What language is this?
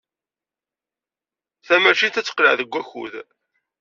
Kabyle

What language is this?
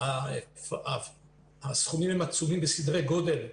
Hebrew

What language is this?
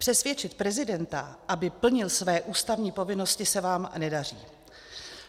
Czech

